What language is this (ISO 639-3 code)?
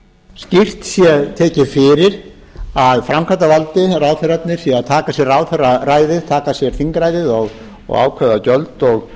isl